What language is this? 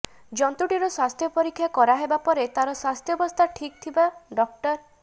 Odia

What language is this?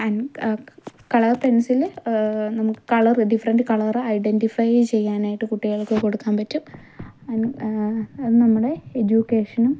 Malayalam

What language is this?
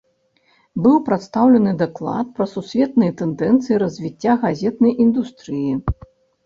Belarusian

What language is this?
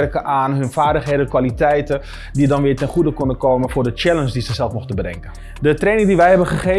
Dutch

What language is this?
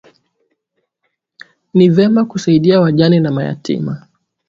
Swahili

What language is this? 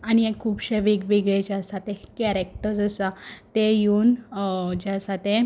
Konkani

